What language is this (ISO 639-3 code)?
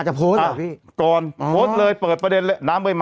tha